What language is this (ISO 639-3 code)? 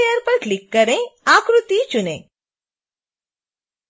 hin